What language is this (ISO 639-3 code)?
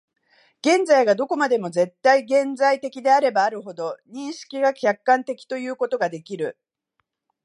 jpn